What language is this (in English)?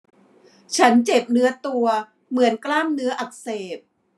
Thai